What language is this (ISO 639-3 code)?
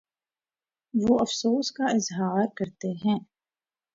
urd